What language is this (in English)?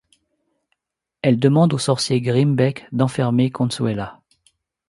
French